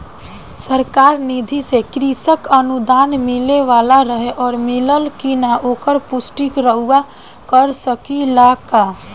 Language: Bhojpuri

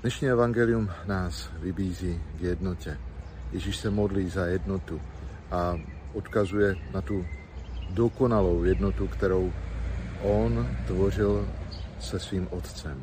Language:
Czech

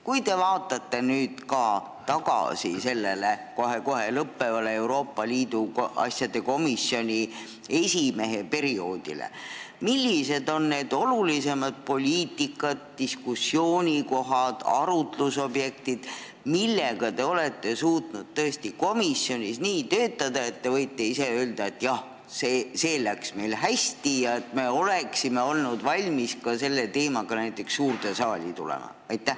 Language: Estonian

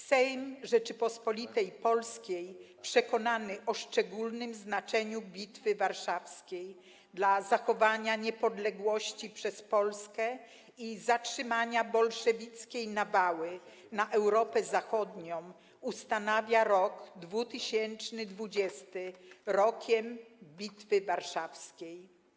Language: Polish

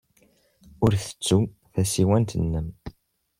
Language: Kabyle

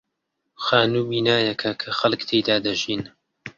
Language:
Central Kurdish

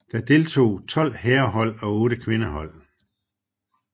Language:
Danish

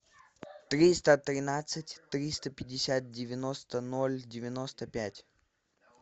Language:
Russian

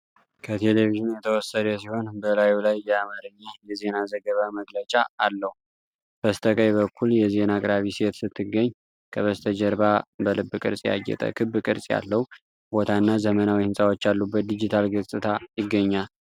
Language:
Amharic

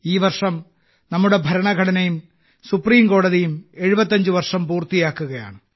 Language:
Malayalam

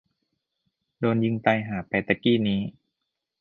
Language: Thai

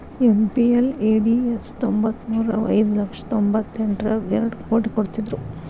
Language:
Kannada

